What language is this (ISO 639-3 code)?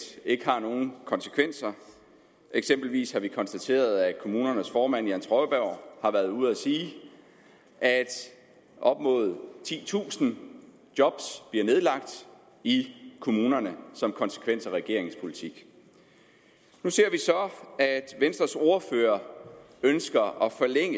dan